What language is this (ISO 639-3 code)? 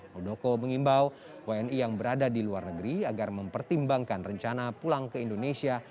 ind